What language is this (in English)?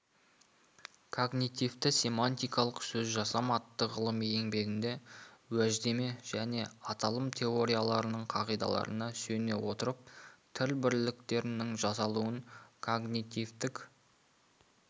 Kazakh